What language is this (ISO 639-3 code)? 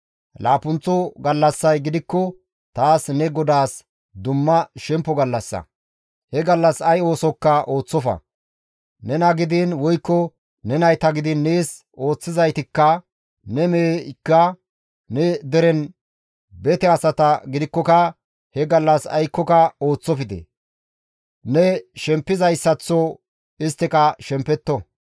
gmv